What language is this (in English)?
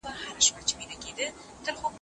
Pashto